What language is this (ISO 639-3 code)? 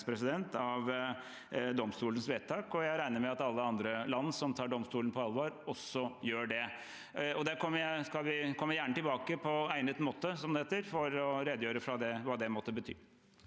nor